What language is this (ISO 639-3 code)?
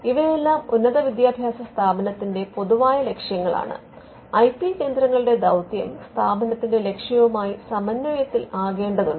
mal